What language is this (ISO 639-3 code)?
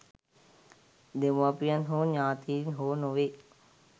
sin